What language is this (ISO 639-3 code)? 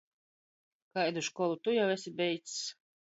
ltg